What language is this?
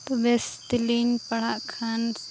Santali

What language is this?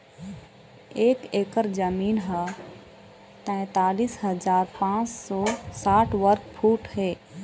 Chhattisgarhi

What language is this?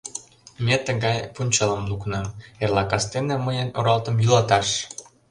Mari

